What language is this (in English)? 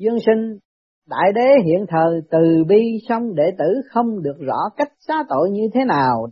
Vietnamese